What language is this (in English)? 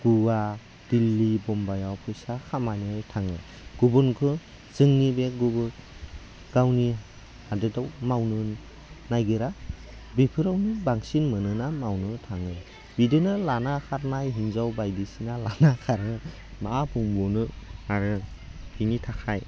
Bodo